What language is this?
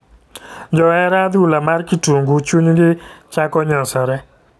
Luo (Kenya and Tanzania)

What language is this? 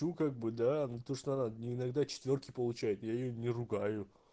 Russian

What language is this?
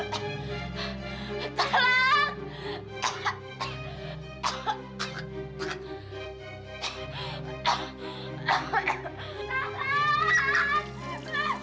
Indonesian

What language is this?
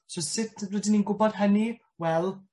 Welsh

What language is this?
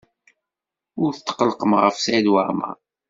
Kabyle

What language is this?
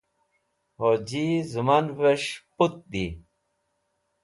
Wakhi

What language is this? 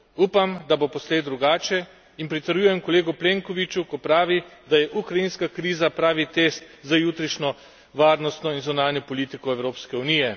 Slovenian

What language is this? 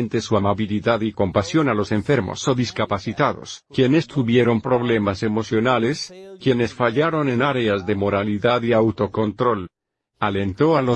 Spanish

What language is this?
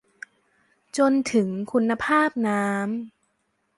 Thai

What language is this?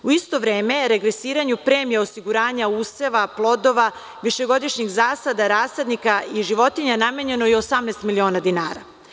Serbian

